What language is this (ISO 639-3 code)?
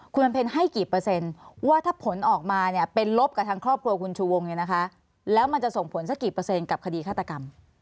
tha